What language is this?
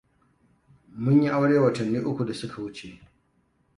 Hausa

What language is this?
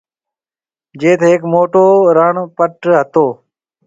Marwari (Pakistan)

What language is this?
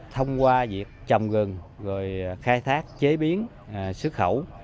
Vietnamese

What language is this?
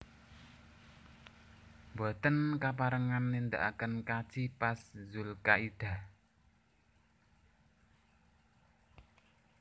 Javanese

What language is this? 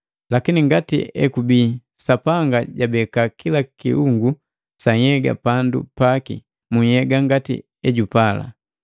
Matengo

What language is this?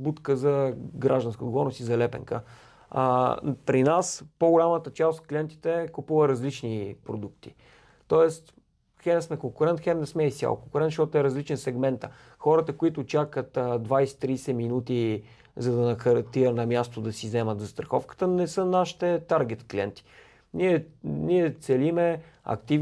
Bulgarian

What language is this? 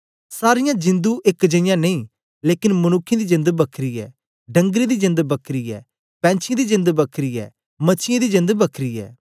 Dogri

